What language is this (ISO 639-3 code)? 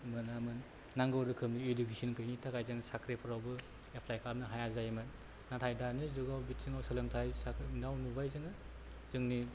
brx